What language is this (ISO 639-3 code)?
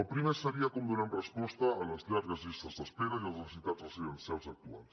cat